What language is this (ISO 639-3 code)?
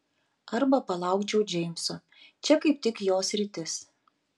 lit